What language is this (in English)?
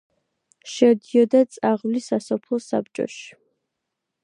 Georgian